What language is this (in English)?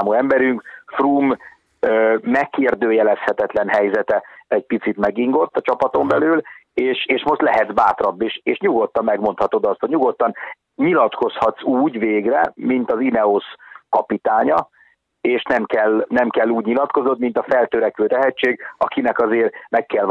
Hungarian